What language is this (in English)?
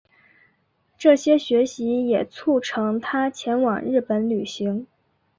Chinese